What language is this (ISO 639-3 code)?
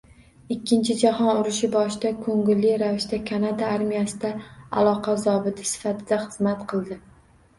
uzb